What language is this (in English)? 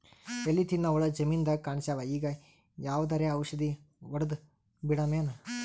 Kannada